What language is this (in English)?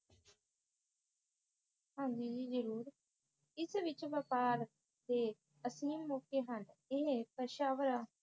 Punjabi